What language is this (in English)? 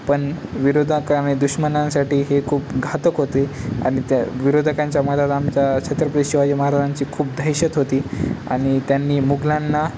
Marathi